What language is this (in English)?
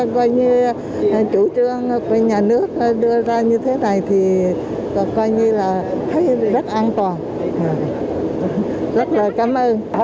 Vietnamese